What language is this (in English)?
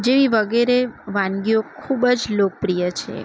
Gujarati